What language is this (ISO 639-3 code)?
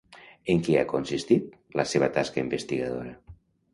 cat